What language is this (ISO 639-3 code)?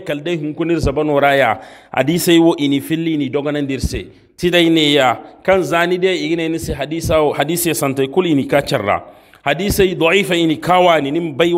ara